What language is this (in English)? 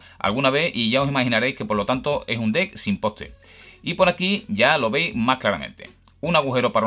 Spanish